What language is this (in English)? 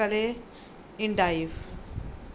Punjabi